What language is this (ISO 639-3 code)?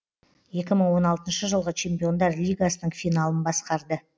kaz